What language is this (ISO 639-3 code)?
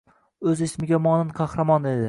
uzb